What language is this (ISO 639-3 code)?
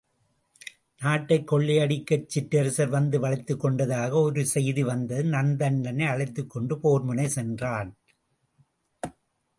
tam